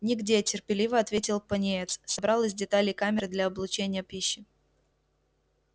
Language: Russian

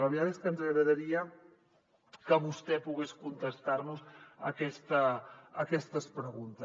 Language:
Catalan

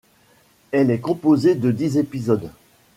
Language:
French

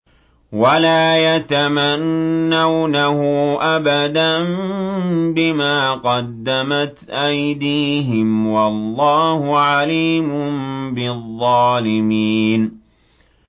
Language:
Arabic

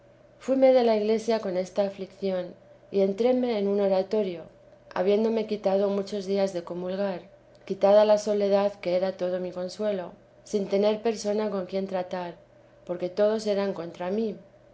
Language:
Spanish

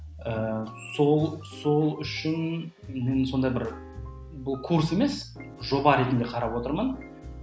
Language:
Kazakh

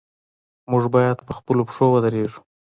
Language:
Pashto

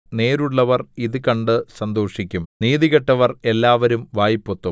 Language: Malayalam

